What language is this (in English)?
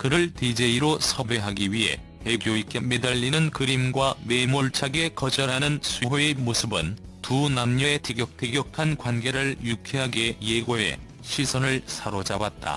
Korean